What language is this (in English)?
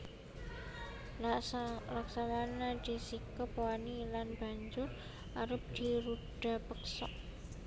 Javanese